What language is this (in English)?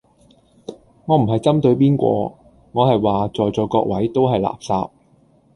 Cantonese